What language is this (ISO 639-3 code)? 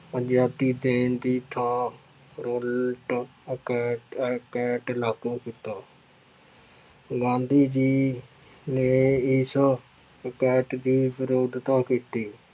pan